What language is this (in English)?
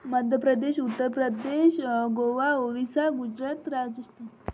Marathi